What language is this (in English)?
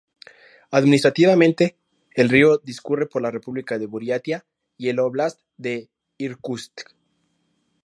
Spanish